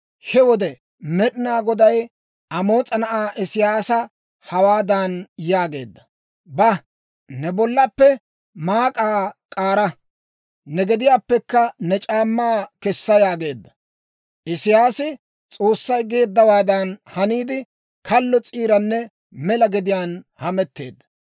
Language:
Dawro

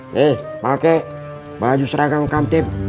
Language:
Indonesian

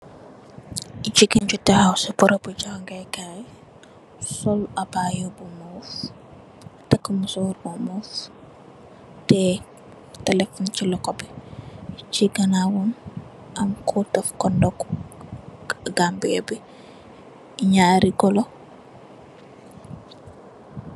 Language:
Wolof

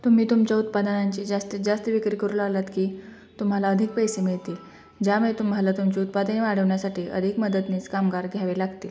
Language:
Marathi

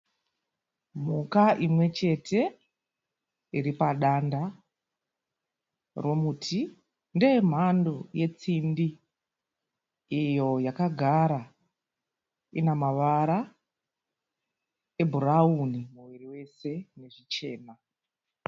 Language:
Shona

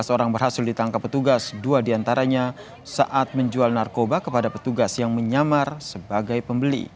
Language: Indonesian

